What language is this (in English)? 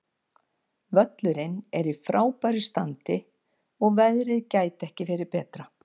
Icelandic